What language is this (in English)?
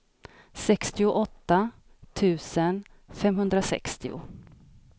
Swedish